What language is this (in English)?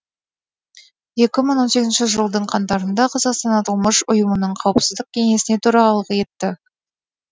Kazakh